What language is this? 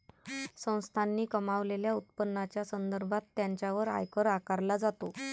Marathi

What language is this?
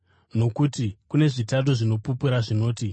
Shona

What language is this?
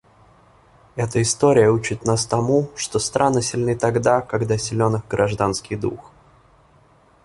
Russian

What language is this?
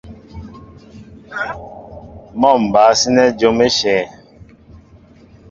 Mbo (Cameroon)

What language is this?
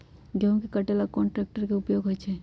Magahi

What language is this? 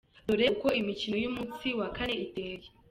Kinyarwanda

